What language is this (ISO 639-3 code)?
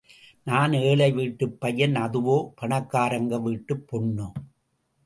tam